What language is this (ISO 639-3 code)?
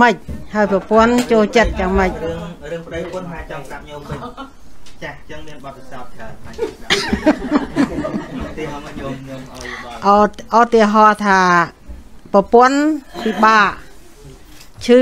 vie